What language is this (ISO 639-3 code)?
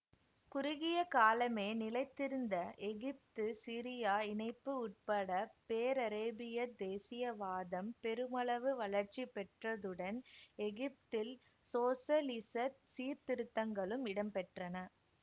tam